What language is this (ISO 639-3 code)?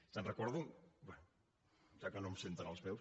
cat